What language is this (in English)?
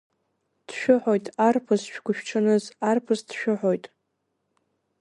Abkhazian